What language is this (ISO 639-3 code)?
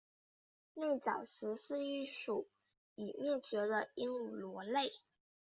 zho